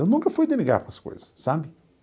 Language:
Portuguese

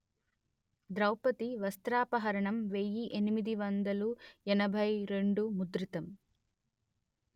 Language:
Telugu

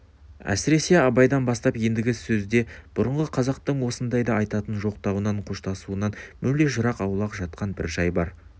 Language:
Kazakh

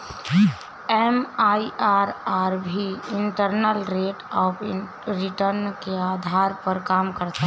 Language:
Hindi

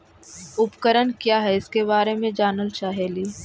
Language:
Magahi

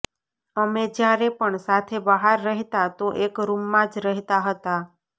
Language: Gujarati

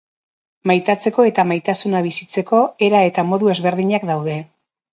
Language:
Basque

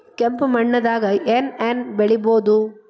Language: Kannada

